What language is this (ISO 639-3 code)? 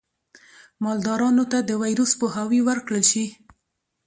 pus